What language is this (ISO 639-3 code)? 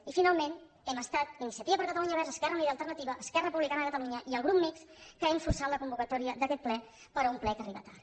cat